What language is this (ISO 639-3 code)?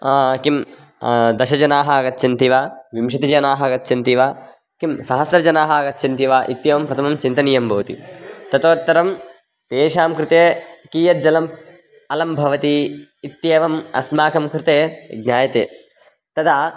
san